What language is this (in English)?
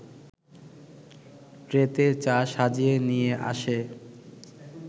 Bangla